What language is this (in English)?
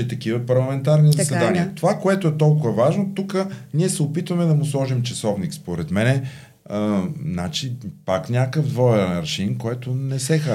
Bulgarian